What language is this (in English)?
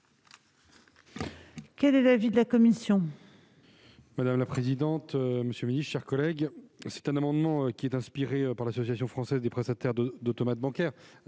French